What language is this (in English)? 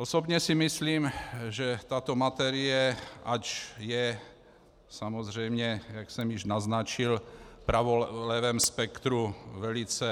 Czech